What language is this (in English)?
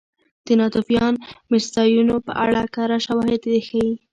Pashto